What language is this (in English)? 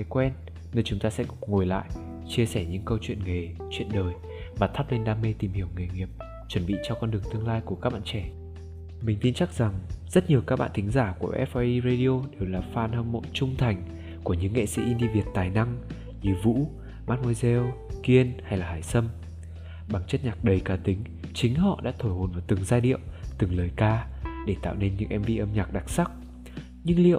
Vietnamese